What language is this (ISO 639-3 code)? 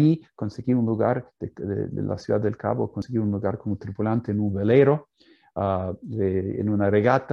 spa